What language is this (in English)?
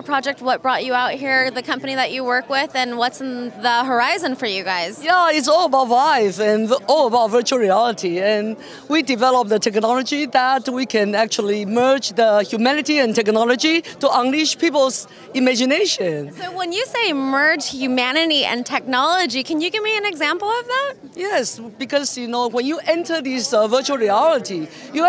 English